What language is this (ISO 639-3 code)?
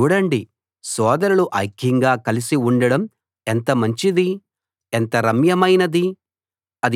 tel